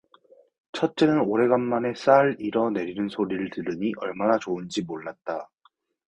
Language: Korean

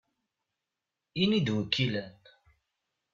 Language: Kabyle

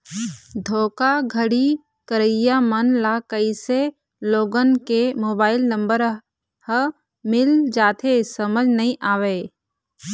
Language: Chhattisgarhi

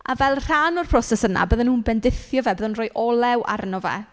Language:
Welsh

